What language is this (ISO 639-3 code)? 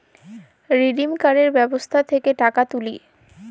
ben